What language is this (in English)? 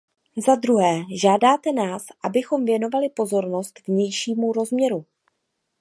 Czech